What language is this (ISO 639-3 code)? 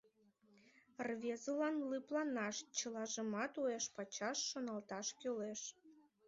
chm